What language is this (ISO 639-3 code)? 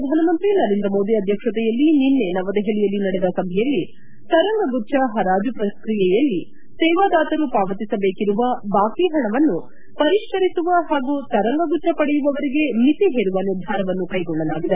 kan